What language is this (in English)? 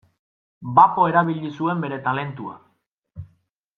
Basque